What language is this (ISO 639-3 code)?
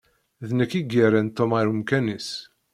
kab